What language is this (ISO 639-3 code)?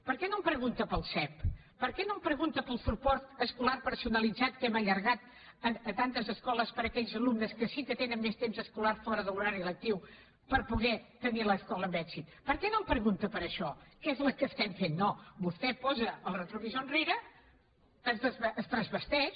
cat